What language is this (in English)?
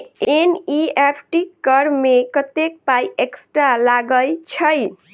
Maithili